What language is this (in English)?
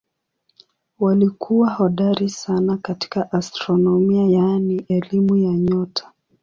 Swahili